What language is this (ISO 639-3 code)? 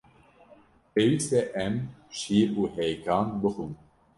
kur